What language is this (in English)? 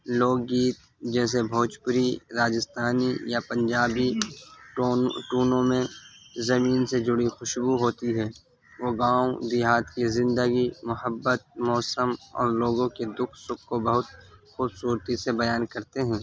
Urdu